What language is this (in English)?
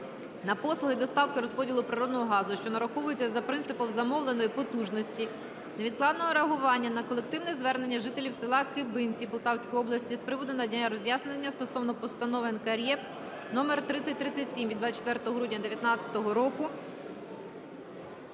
Ukrainian